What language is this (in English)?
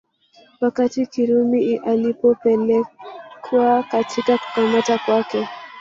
Swahili